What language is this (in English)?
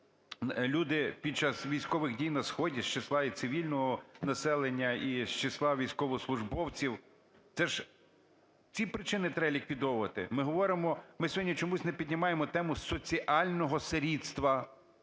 Ukrainian